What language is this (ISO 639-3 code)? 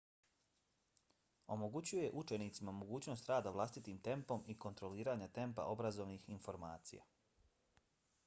bos